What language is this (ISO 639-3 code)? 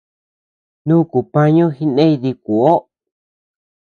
cux